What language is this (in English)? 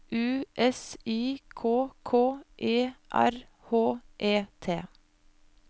Norwegian